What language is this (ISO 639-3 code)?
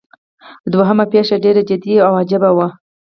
pus